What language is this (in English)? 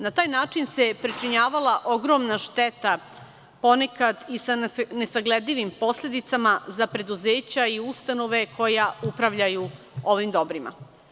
Serbian